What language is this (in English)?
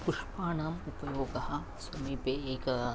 Sanskrit